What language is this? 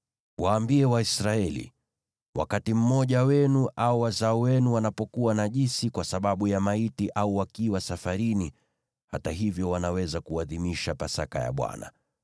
Swahili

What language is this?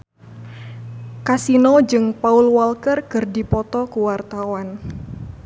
Sundanese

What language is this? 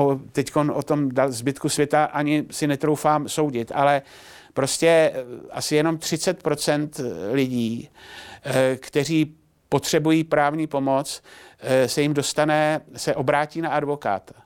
Czech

